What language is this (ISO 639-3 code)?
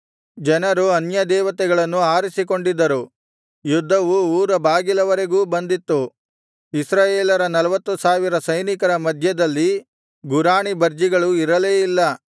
kan